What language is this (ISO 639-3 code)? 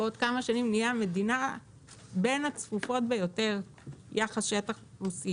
heb